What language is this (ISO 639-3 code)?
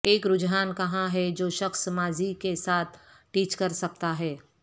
urd